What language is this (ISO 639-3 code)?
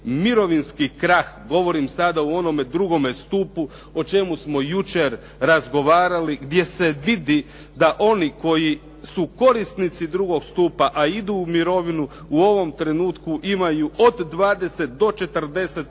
hrv